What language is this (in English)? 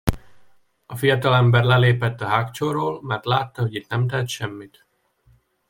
Hungarian